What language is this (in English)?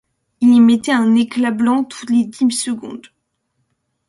French